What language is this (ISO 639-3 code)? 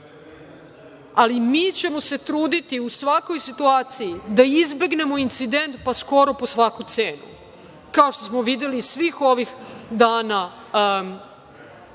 srp